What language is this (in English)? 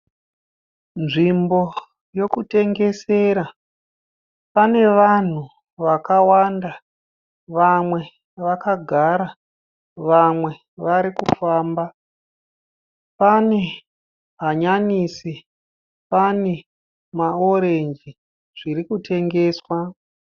Shona